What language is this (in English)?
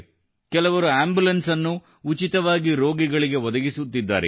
Kannada